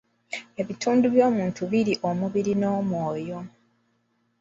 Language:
Ganda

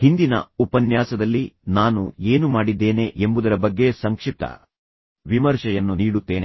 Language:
Kannada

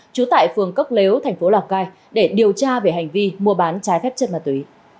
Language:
Vietnamese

